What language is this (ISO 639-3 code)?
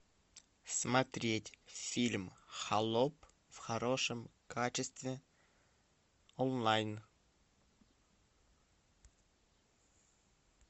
rus